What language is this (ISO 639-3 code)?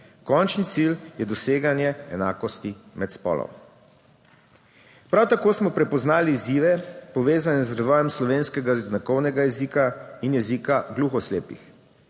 slv